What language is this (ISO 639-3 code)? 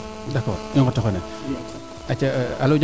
srr